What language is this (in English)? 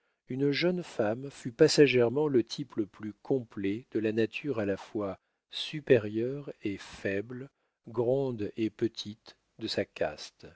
French